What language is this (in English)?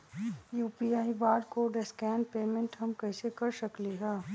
Magahi